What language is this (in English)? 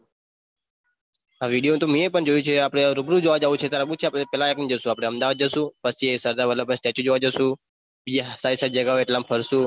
Gujarati